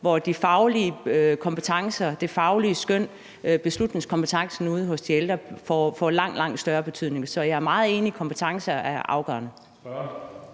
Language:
Danish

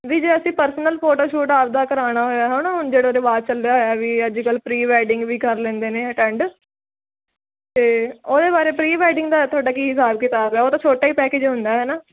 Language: Punjabi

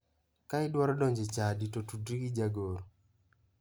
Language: Luo (Kenya and Tanzania)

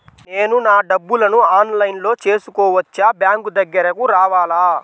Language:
Telugu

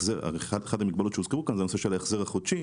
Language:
Hebrew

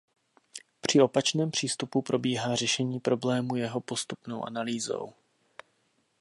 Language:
Czech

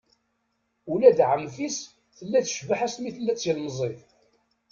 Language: Kabyle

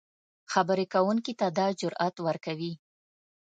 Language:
Pashto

